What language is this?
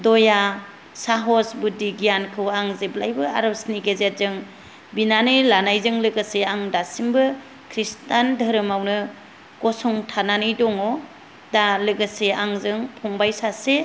Bodo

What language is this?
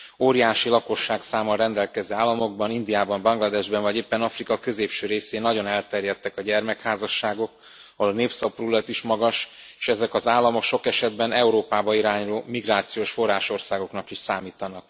Hungarian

